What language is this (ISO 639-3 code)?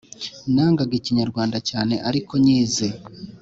kin